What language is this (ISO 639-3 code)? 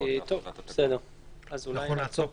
heb